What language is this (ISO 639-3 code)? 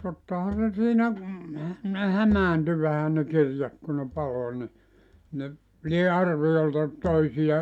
fin